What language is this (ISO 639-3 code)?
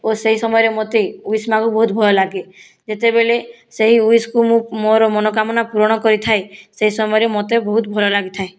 ori